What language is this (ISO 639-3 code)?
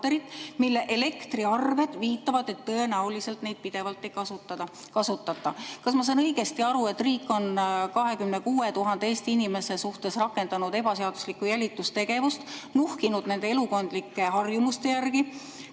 est